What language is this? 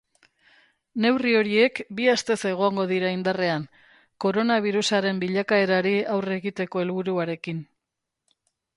Basque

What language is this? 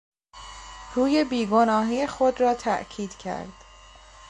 Persian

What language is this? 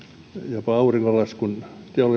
Finnish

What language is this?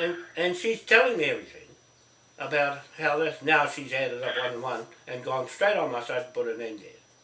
English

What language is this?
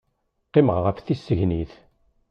Kabyle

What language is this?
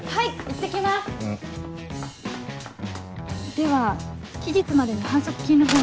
Japanese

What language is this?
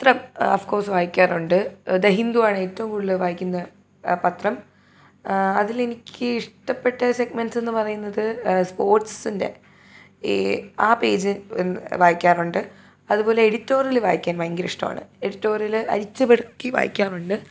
Malayalam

